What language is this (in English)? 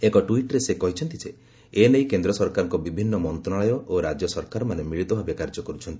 Odia